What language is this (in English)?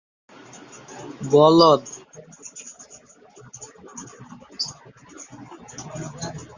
Bangla